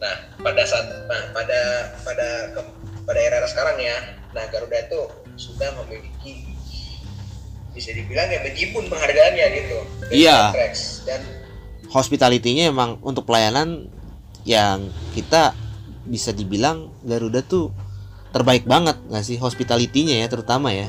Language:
Indonesian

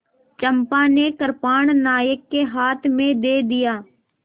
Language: Hindi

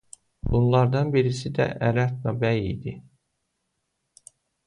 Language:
Azerbaijani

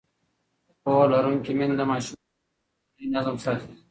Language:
Pashto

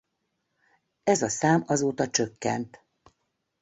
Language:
Hungarian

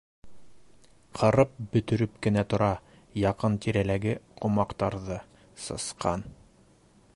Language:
Bashkir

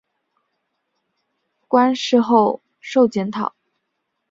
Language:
Chinese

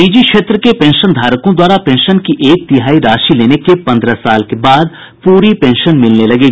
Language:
Hindi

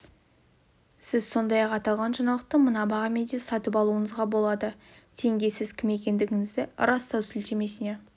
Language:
Kazakh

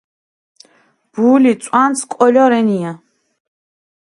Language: Mingrelian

